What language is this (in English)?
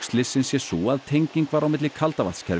Icelandic